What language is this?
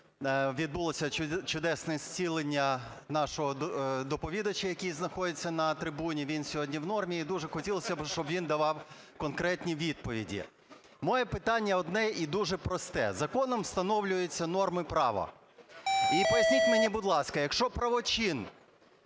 Ukrainian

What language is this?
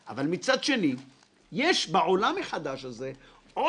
Hebrew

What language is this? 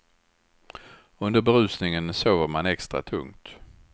Swedish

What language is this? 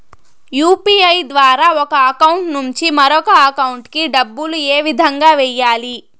Telugu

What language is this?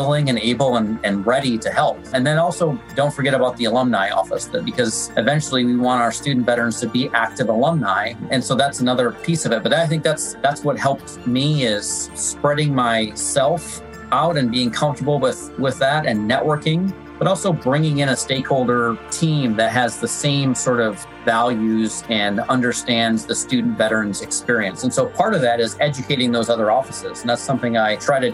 English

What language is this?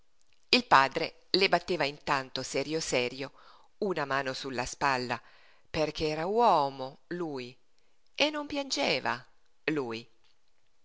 Italian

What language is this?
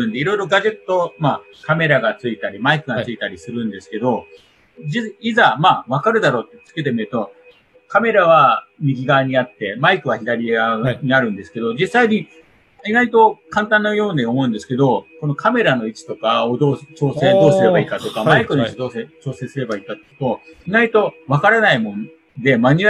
Japanese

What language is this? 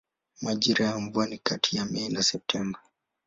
Swahili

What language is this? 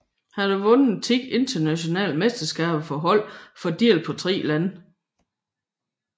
Danish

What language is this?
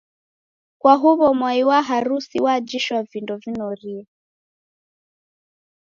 Taita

